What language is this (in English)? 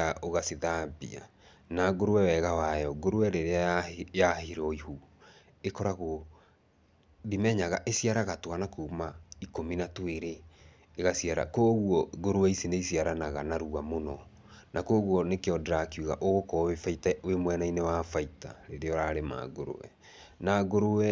Kikuyu